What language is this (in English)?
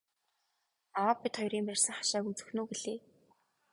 Mongolian